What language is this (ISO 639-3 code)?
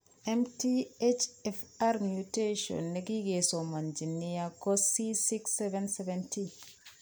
kln